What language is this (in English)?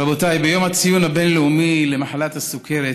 Hebrew